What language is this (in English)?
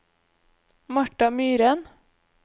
Norwegian